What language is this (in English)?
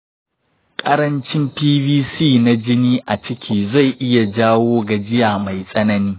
Hausa